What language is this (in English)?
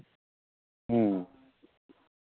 Santali